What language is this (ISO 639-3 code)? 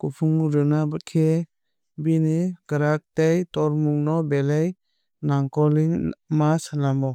trp